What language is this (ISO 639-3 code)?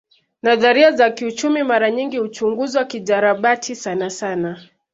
swa